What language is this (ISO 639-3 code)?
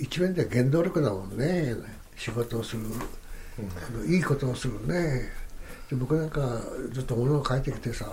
jpn